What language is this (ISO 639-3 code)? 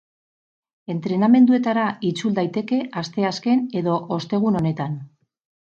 eus